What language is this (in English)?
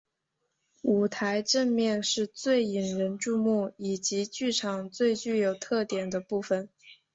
Chinese